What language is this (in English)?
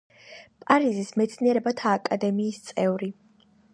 Georgian